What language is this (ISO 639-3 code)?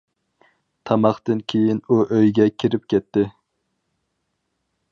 uig